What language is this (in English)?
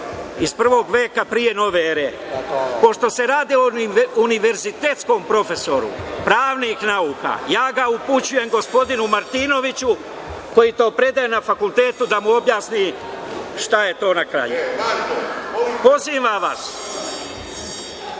Serbian